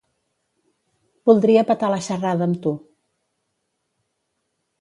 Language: Catalan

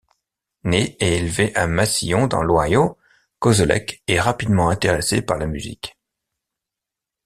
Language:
French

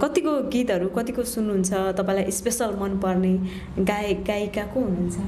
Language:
Hindi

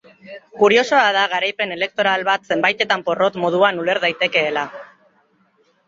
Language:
Basque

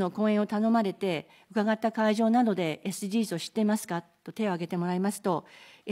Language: Japanese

